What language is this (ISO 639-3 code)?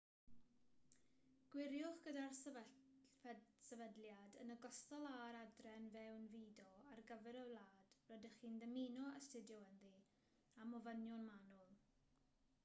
cym